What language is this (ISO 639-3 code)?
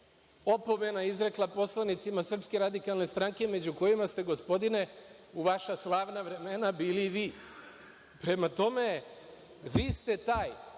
srp